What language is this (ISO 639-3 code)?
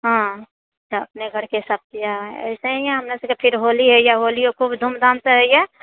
mai